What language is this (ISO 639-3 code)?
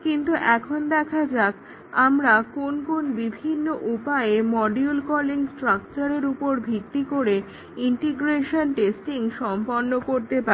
ben